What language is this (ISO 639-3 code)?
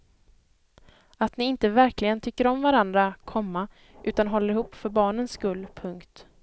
swe